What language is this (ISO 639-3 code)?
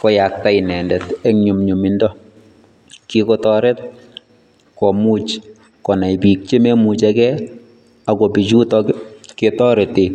kln